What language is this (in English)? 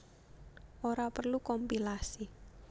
Javanese